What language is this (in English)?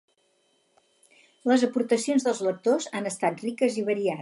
Catalan